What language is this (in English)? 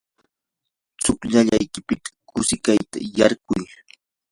Yanahuanca Pasco Quechua